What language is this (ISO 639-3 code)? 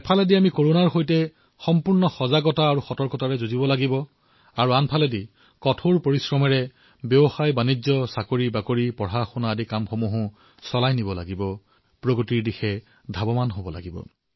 asm